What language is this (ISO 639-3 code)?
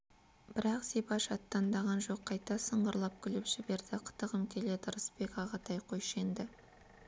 kaz